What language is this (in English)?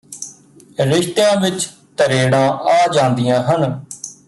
Punjabi